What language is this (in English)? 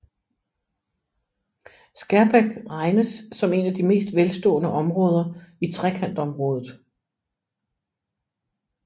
Danish